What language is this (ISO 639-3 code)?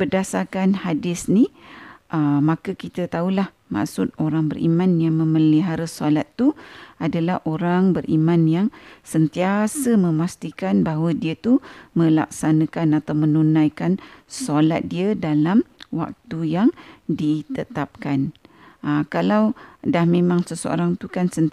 msa